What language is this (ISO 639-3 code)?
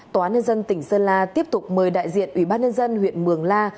vie